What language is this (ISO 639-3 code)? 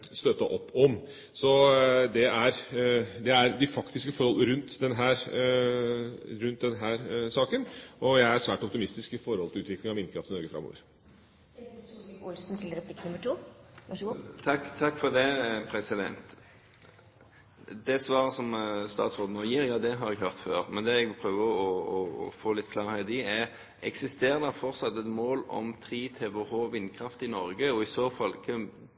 nob